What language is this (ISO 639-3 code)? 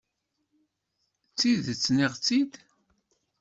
kab